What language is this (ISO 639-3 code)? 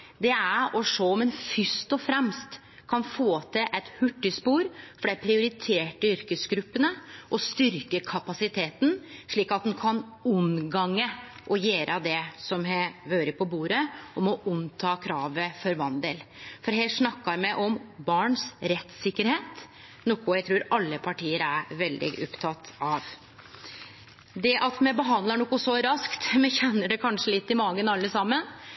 nno